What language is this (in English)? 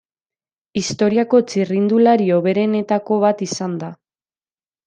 Basque